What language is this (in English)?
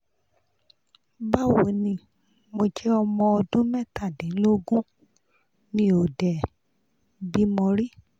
Yoruba